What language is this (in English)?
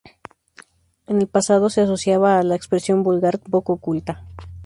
Spanish